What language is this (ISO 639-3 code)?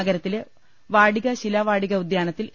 mal